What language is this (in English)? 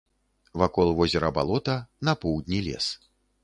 Belarusian